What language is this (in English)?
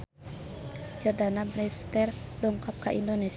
Sundanese